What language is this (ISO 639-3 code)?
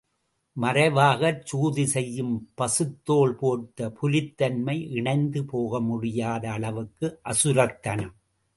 tam